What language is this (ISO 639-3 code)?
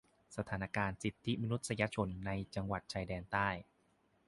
tha